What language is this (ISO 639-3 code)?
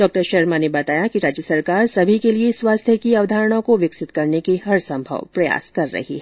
hin